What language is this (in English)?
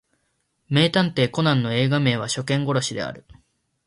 Japanese